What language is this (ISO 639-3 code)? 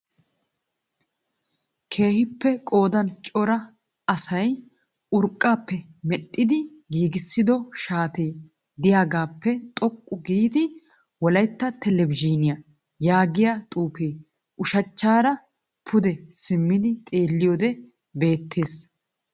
wal